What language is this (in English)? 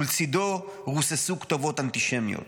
Hebrew